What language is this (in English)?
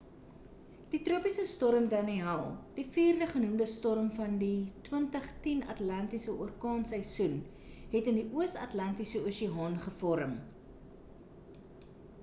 Afrikaans